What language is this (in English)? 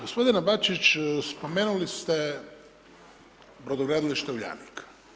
Croatian